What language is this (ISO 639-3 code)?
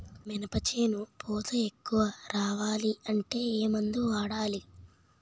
tel